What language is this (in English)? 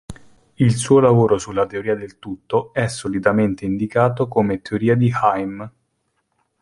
Italian